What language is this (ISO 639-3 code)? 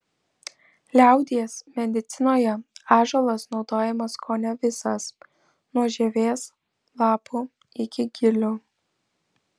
lit